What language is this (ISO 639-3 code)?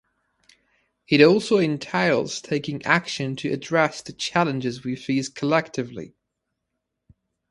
eng